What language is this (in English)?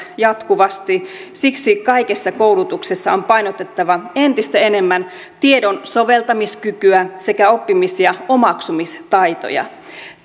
Finnish